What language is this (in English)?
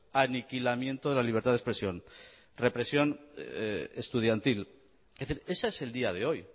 Spanish